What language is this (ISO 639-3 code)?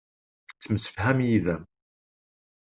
kab